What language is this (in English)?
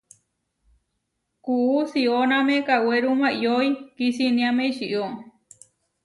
Huarijio